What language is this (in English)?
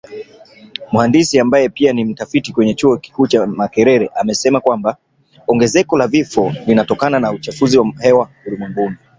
Swahili